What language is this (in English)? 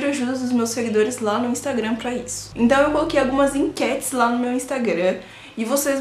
Portuguese